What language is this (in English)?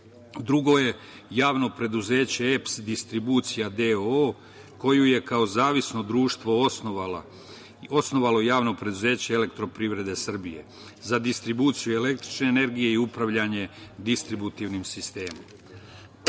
Serbian